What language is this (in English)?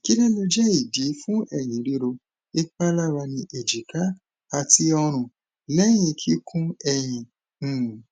Yoruba